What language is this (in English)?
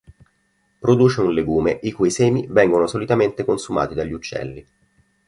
Italian